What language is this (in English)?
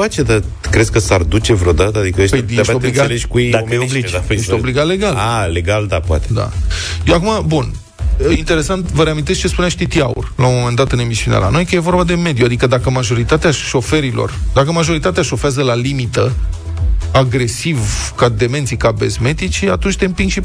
Romanian